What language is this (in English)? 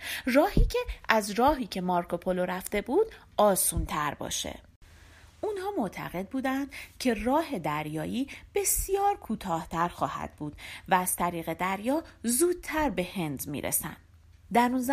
Persian